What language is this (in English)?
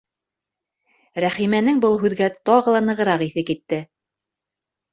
Bashkir